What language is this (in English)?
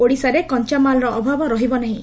Odia